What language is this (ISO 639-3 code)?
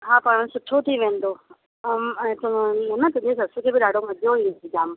snd